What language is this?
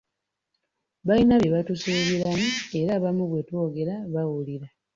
Ganda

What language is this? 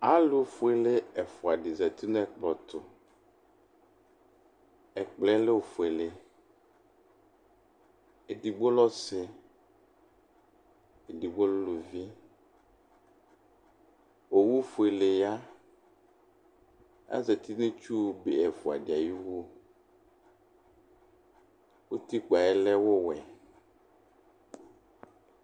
Ikposo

